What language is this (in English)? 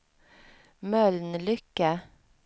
Swedish